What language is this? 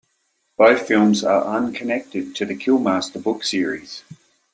English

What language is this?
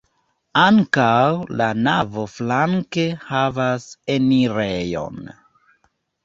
Esperanto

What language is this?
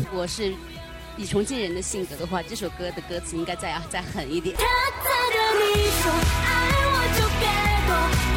Chinese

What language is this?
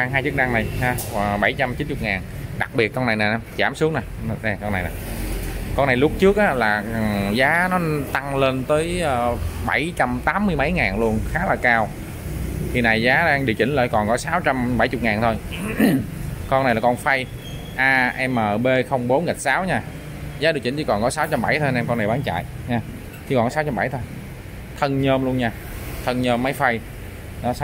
Vietnamese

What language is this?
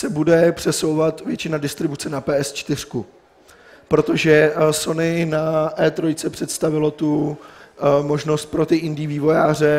Czech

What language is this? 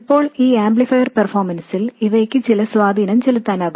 Malayalam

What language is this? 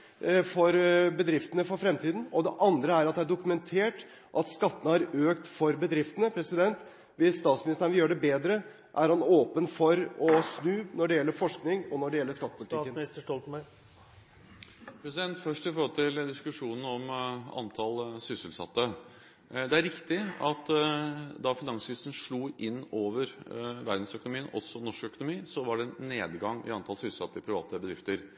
Norwegian Bokmål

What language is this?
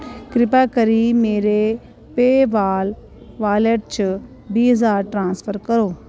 Dogri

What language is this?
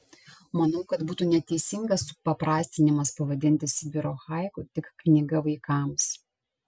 Lithuanian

